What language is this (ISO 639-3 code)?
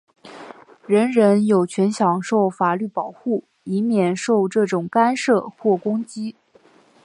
zho